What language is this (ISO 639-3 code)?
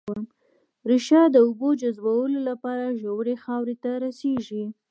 pus